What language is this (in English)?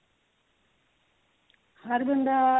Punjabi